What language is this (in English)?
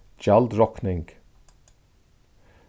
Faroese